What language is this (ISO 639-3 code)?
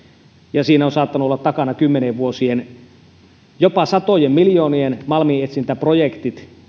fin